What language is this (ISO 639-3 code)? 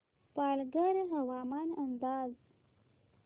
mar